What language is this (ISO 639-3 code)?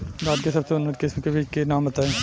bho